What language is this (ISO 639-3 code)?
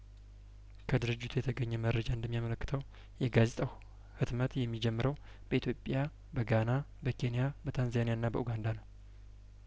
amh